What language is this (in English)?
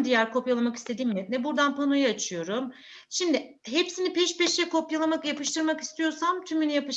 Turkish